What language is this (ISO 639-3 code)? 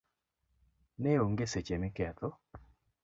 luo